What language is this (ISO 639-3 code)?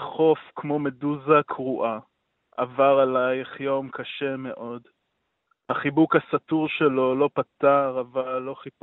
heb